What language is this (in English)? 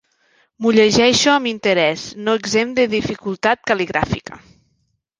Catalan